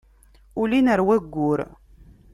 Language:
Kabyle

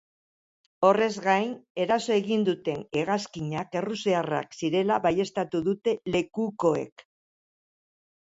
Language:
Basque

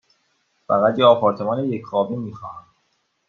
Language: Persian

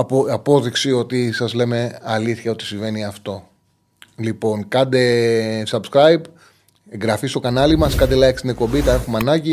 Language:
Greek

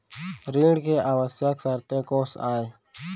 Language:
Chhattisgarhi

